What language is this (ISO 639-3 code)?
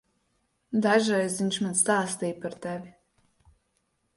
lav